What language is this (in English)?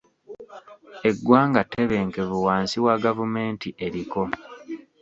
Ganda